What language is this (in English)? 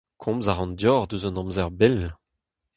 Breton